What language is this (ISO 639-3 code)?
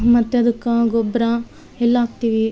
kan